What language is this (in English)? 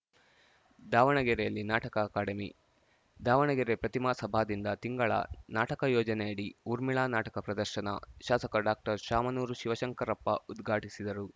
Kannada